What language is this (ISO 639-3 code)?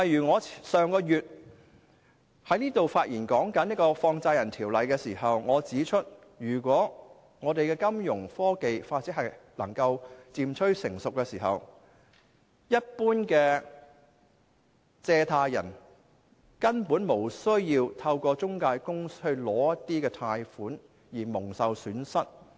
yue